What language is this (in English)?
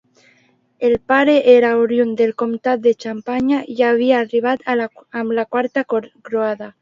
Catalan